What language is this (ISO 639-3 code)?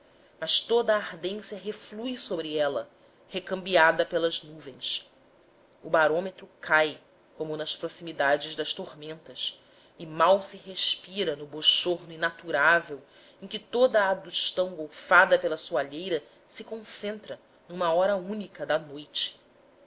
por